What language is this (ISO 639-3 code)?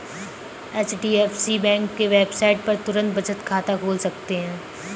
hin